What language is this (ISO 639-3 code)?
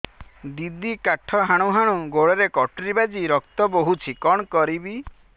ori